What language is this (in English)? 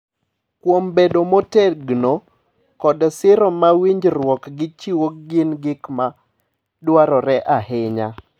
Luo (Kenya and Tanzania)